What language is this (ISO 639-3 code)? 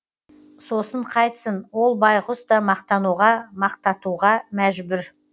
kaz